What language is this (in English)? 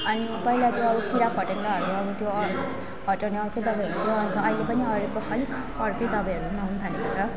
Nepali